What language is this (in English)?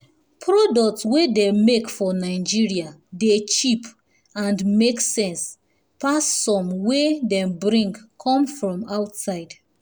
Nigerian Pidgin